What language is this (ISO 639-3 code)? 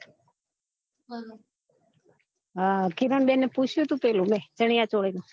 guj